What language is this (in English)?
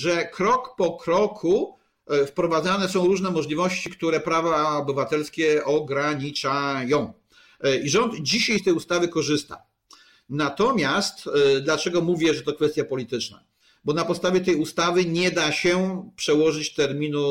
Polish